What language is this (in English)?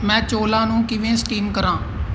Punjabi